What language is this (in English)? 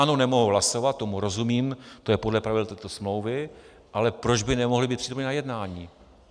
Czech